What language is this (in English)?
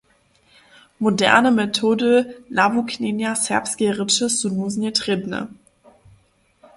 Upper Sorbian